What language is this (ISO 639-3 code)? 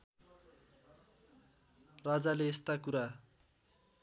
nep